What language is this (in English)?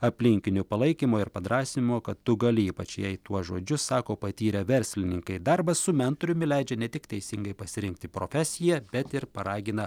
Lithuanian